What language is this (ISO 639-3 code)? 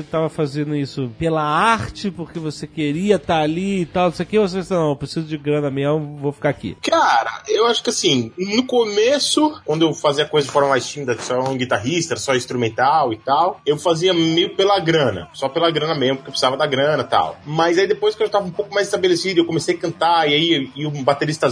por